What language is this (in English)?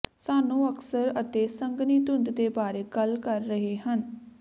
Punjabi